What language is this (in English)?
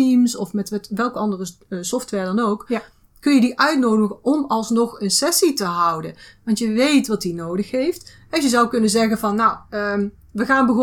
Dutch